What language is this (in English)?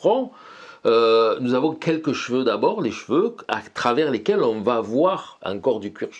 French